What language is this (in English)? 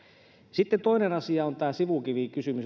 Finnish